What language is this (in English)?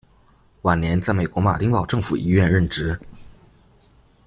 Chinese